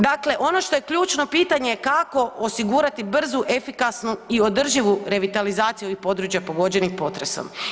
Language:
Croatian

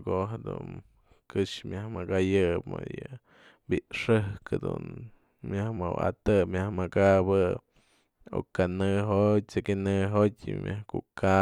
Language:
Mazatlán Mixe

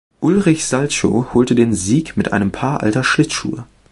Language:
German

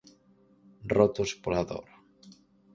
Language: Galician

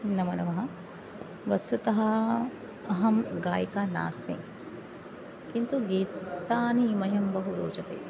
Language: Sanskrit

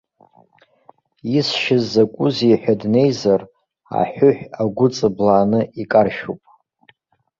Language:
Abkhazian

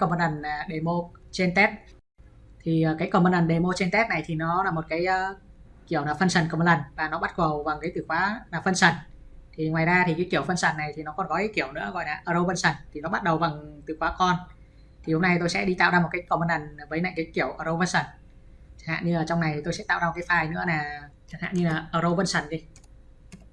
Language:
Vietnamese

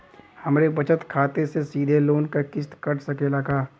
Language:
Bhojpuri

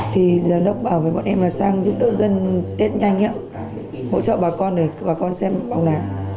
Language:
Vietnamese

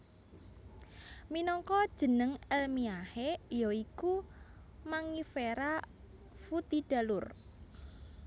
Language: Javanese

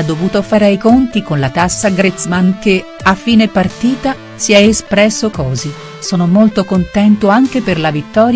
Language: Italian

